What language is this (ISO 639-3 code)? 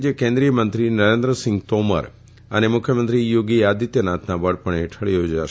guj